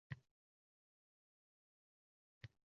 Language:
Uzbek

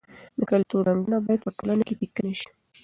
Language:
Pashto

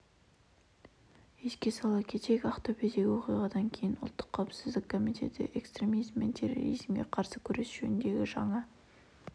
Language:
Kazakh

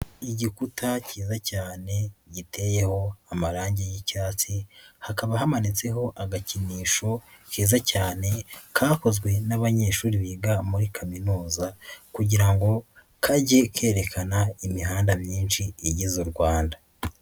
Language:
Kinyarwanda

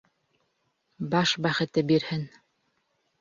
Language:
Bashkir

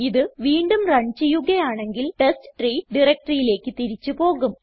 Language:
Malayalam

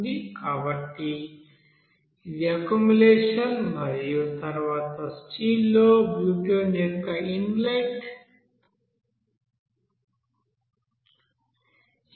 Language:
Telugu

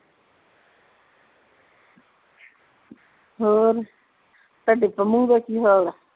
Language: Punjabi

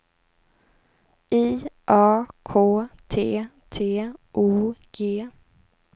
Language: Swedish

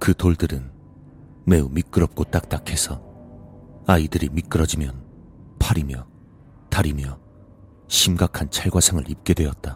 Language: Korean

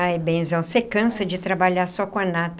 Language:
Portuguese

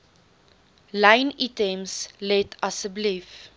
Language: Afrikaans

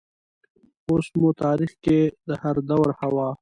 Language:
Pashto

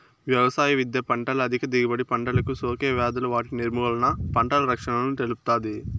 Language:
Telugu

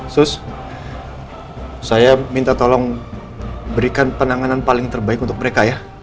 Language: Indonesian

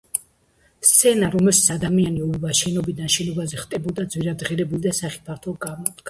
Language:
Georgian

